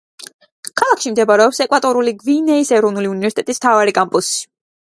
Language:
Georgian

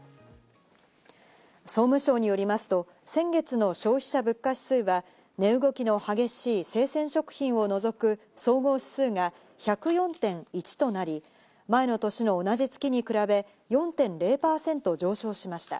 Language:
Japanese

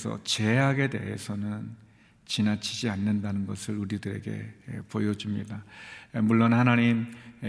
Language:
Korean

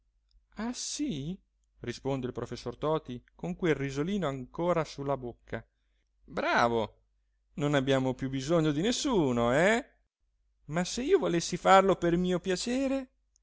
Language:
Italian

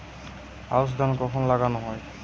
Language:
Bangla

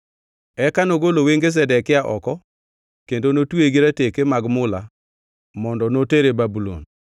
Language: Luo (Kenya and Tanzania)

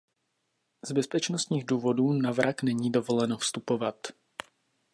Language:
Czech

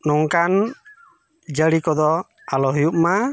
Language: Santali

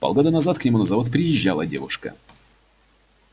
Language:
Russian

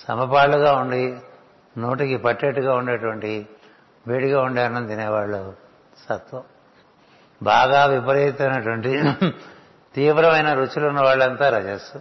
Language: Telugu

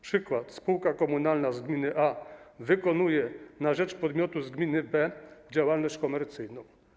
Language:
Polish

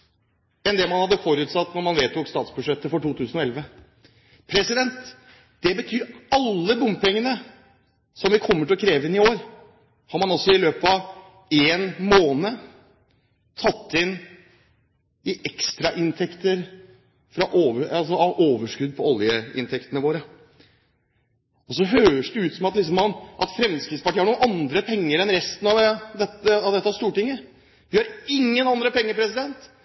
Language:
Norwegian Bokmål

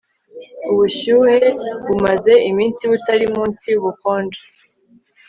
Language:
Kinyarwanda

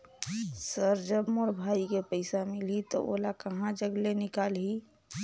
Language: Chhattisgarhi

